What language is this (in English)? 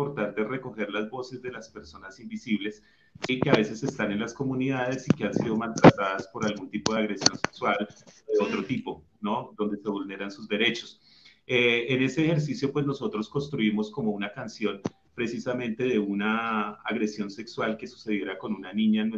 Spanish